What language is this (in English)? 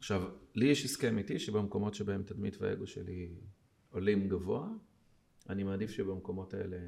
Hebrew